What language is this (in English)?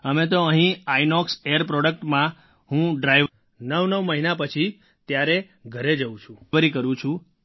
Gujarati